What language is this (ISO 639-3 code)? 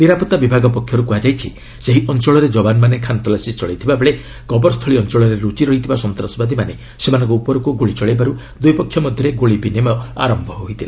ori